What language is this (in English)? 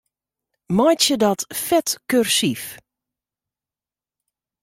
Western Frisian